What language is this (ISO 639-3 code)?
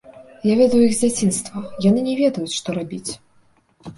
bel